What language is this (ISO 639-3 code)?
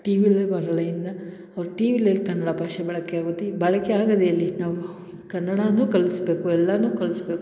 kan